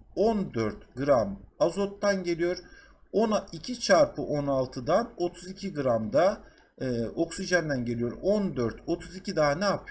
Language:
Turkish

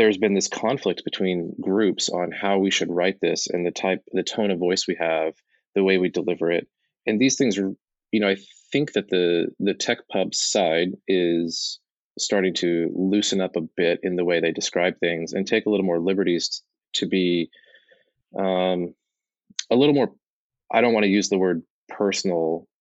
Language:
English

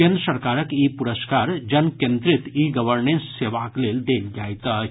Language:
Maithili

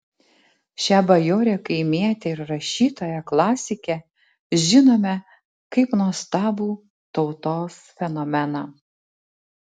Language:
Lithuanian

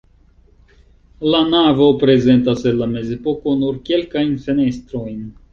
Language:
Esperanto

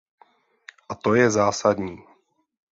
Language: Czech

